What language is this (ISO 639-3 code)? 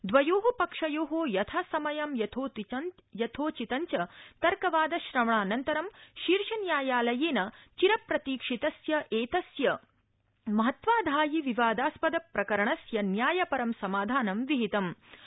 san